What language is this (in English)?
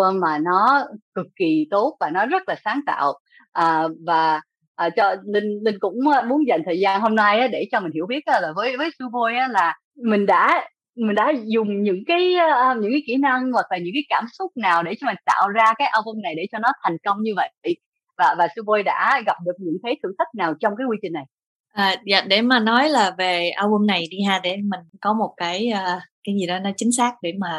Vietnamese